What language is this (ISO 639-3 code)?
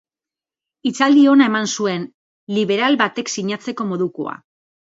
eus